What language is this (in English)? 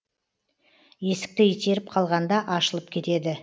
Kazakh